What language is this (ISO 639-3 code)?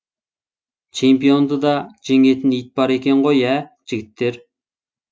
kaz